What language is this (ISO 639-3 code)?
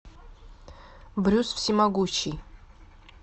rus